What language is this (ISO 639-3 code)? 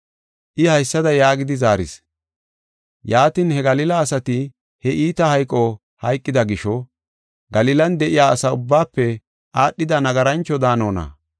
gof